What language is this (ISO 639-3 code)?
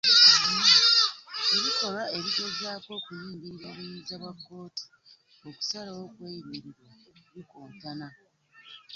lug